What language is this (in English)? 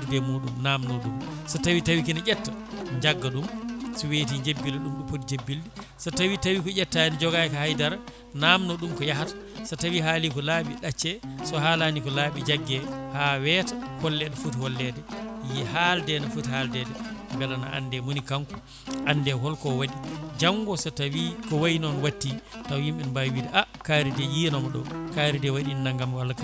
Fula